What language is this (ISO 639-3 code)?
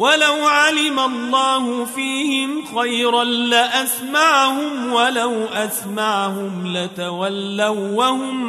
ara